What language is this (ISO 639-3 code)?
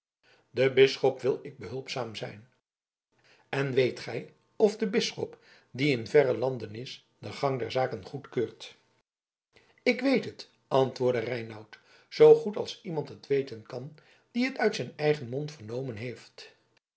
nld